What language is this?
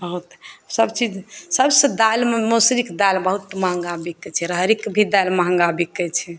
Maithili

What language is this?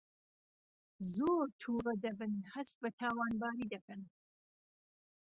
Central Kurdish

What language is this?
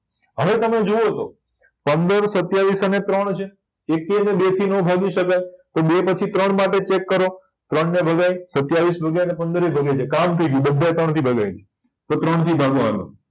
Gujarati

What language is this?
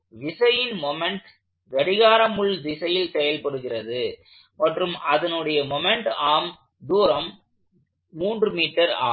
Tamil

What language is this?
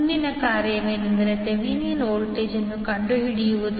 Kannada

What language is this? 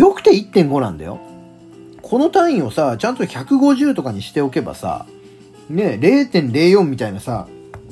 Japanese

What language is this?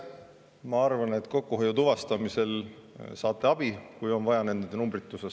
Estonian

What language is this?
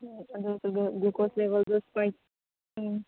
Manipuri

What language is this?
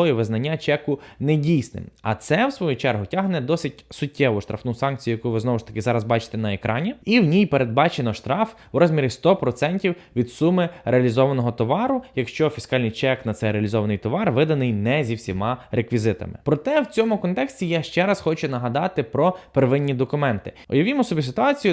Ukrainian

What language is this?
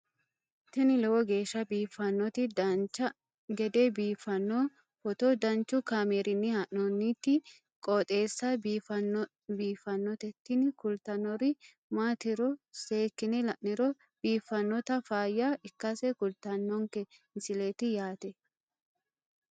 Sidamo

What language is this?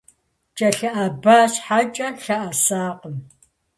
Kabardian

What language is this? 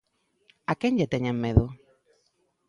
Galician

